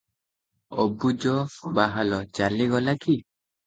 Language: Odia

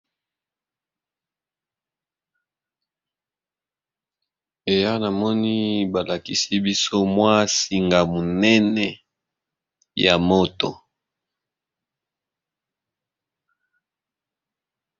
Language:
Lingala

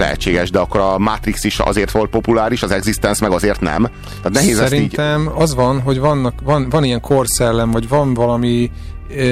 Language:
Hungarian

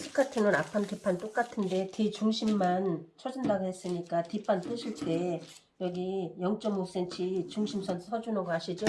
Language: Korean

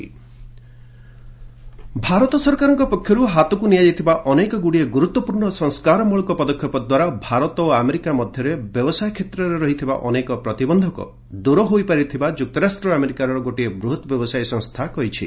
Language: Odia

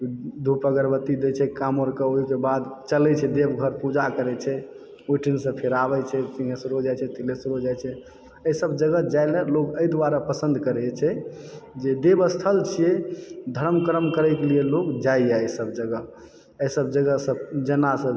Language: Maithili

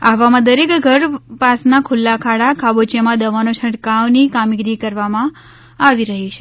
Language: Gujarati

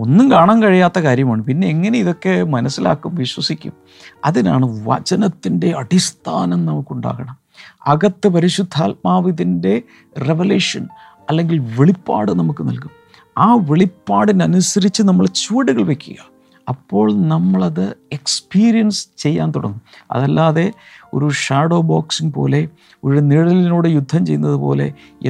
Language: Malayalam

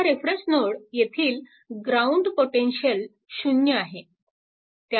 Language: Marathi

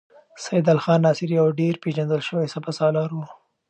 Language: Pashto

